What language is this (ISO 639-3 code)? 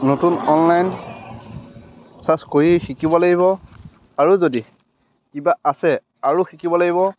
asm